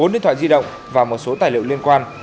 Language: Vietnamese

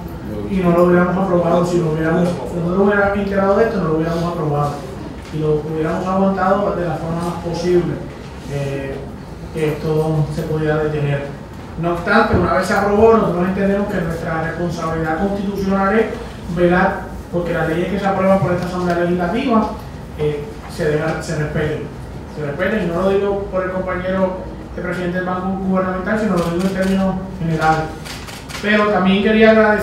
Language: Spanish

